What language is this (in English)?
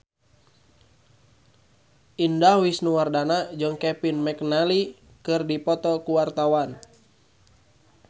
Sundanese